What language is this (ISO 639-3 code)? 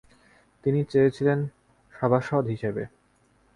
ben